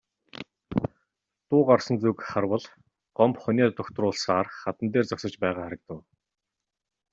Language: Mongolian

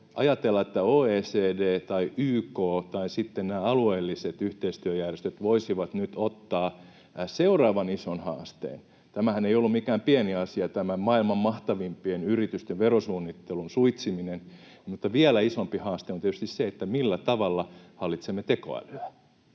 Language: Finnish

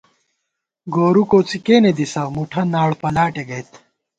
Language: Gawar-Bati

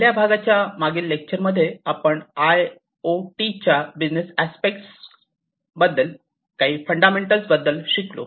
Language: Marathi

